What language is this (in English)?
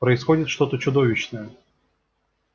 Russian